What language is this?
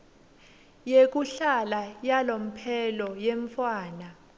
Swati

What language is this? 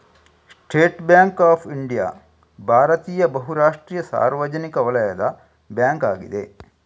Kannada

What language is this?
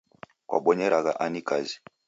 Taita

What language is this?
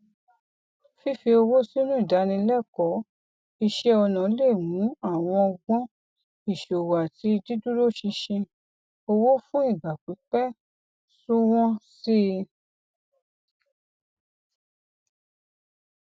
Yoruba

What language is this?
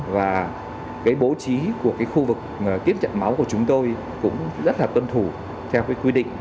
Vietnamese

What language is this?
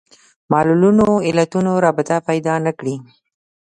Pashto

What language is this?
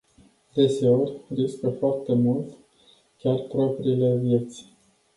Romanian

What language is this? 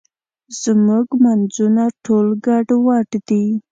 Pashto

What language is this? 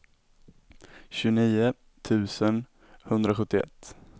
Swedish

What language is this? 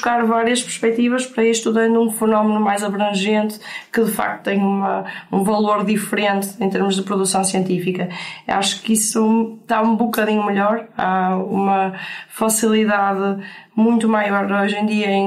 Portuguese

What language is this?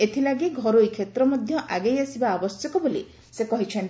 Odia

